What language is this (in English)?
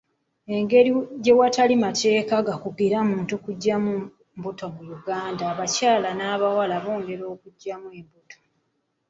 Ganda